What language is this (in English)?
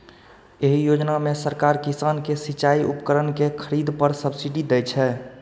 Maithili